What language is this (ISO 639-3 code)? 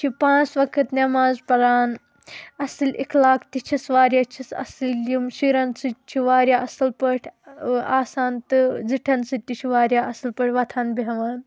kas